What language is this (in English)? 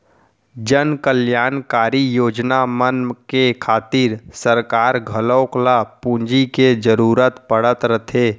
Chhattisgarhi